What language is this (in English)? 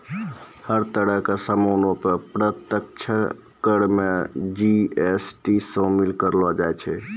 Maithili